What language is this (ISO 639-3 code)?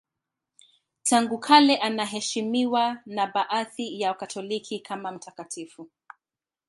swa